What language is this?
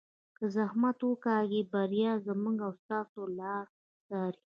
Pashto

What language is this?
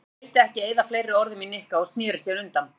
Icelandic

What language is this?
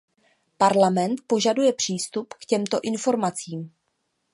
Czech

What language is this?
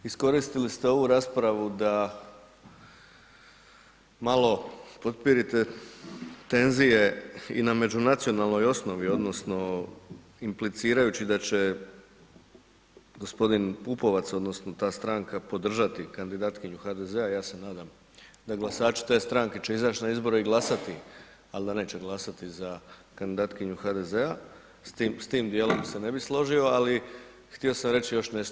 Croatian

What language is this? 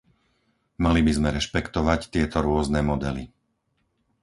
Slovak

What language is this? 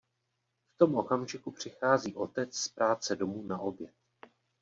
Czech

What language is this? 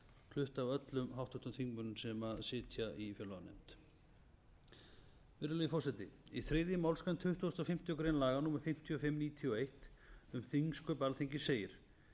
Icelandic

